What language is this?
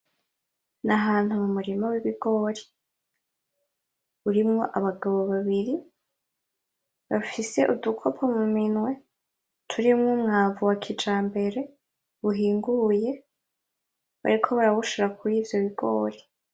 Rundi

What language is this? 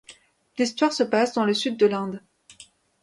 French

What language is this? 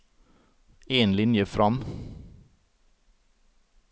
Norwegian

